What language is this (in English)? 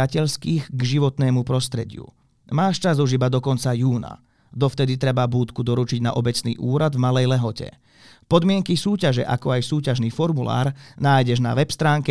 Slovak